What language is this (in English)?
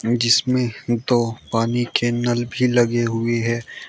Hindi